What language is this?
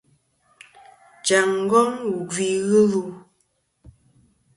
Kom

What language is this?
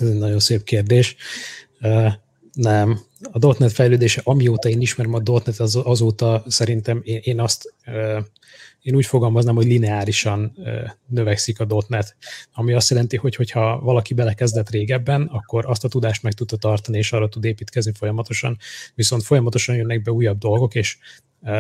Hungarian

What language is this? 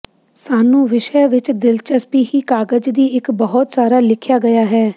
Punjabi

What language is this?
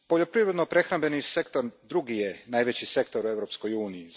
Croatian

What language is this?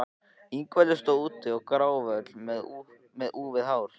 Icelandic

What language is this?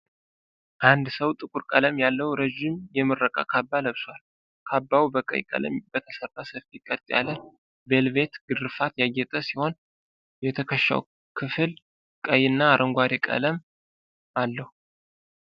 Amharic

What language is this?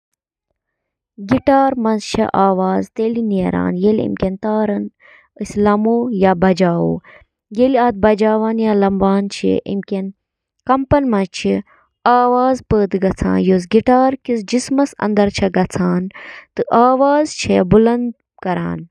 Kashmiri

